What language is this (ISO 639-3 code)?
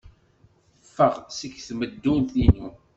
kab